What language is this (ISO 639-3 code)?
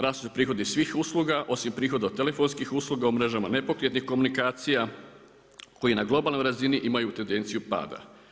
hrv